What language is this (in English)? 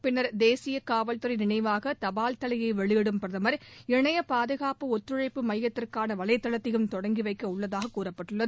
Tamil